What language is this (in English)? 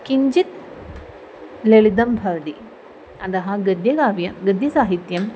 Sanskrit